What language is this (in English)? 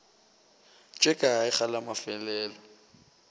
Northern Sotho